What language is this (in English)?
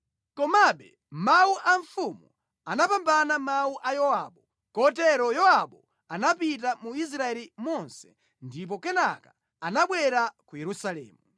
Nyanja